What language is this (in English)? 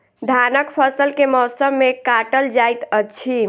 Maithili